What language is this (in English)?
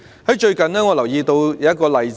Cantonese